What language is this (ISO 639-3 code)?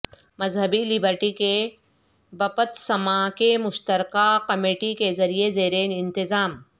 urd